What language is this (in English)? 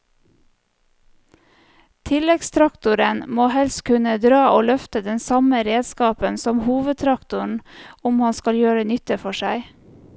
Norwegian